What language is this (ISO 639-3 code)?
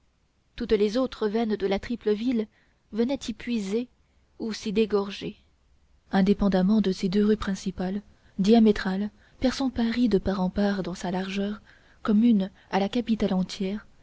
fra